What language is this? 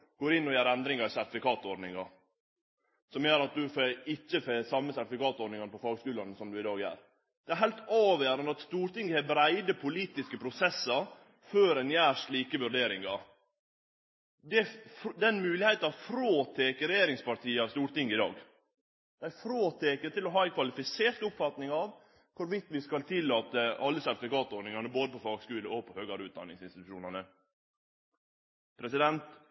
Norwegian Nynorsk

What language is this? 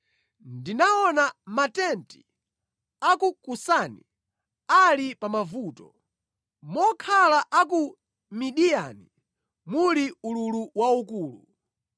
Nyanja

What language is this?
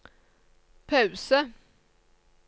Norwegian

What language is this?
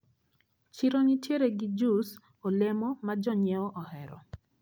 Luo (Kenya and Tanzania)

